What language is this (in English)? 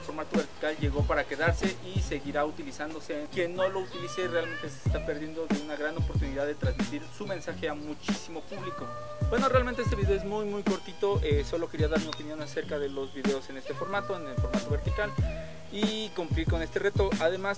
Spanish